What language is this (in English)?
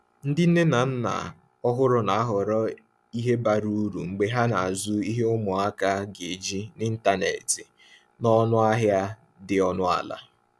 Igbo